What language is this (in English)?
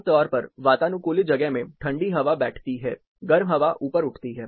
Hindi